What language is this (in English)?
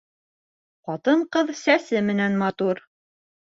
Bashkir